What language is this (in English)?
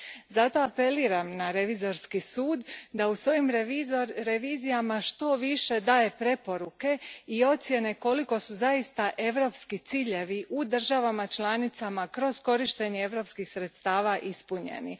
Croatian